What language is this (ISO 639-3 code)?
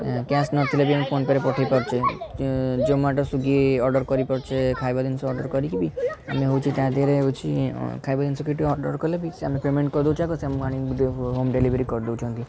ori